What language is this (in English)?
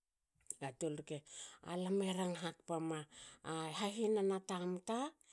Hakö